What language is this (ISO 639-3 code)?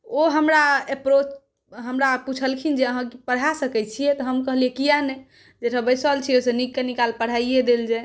mai